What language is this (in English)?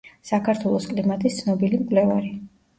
Georgian